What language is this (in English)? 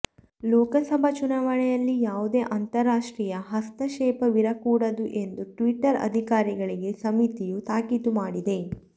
Kannada